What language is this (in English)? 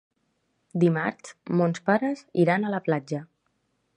Catalan